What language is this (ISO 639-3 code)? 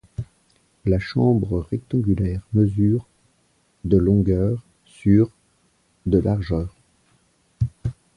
fra